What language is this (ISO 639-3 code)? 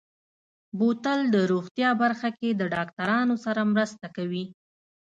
pus